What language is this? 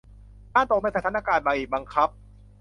Thai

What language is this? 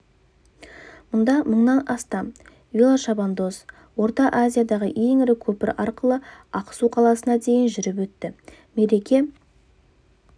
Kazakh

